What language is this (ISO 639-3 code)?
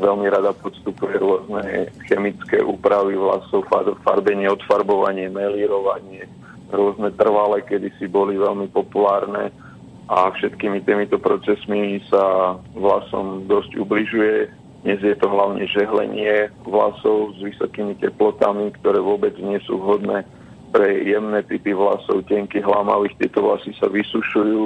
slk